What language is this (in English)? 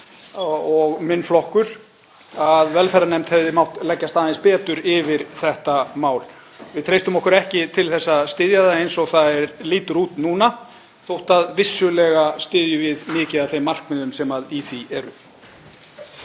Icelandic